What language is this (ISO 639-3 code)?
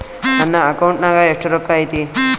kan